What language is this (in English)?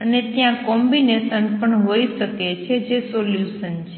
Gujarati